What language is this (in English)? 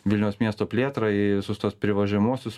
Lithuanian